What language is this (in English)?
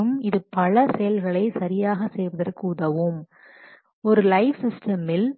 Tamil